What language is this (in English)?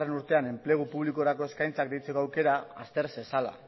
Basque